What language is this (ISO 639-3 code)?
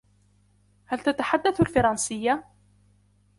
ara